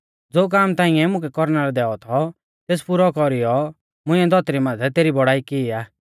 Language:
Mahasu Pahari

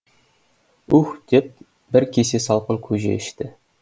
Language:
Kazakh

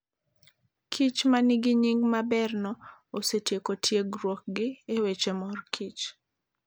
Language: Luo (Kenya and Tanzania)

